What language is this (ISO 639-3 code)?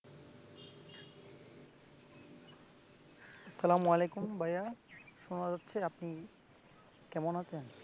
ben